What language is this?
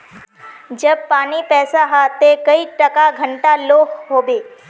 Magahi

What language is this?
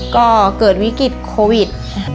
Thai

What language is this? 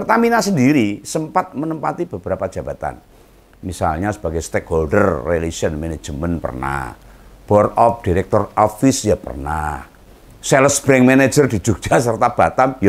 Indonesian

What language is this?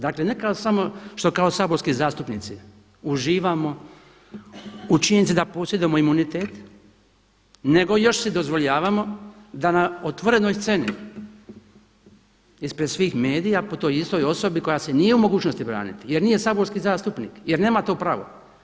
Croatian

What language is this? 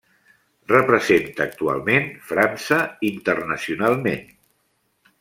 Catalan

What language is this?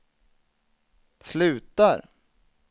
Swedish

